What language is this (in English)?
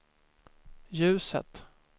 Swedish